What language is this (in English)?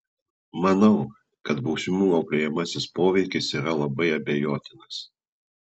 Lithuanian